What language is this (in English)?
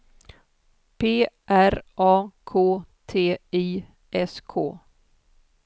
Swedish